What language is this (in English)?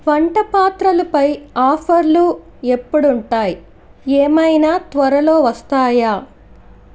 Telugu